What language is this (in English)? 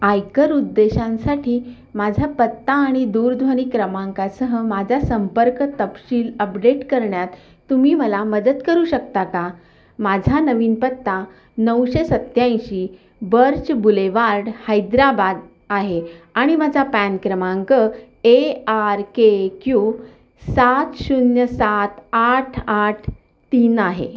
Marathi